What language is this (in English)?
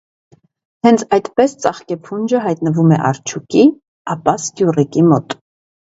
Armenian